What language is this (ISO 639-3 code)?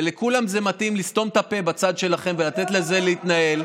heb